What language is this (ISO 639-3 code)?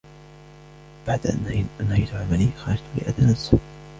ara